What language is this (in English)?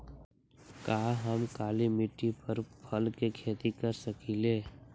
Magahi